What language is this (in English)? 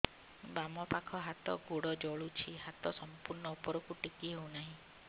Odia